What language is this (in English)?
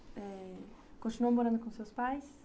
Portuguese